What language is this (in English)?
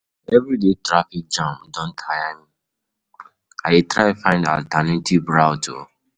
Nigerian Pidgin